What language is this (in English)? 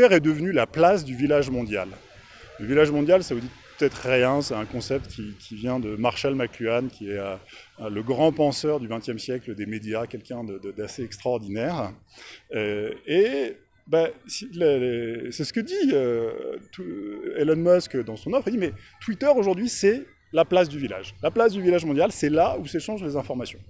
French